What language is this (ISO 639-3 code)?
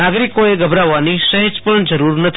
guj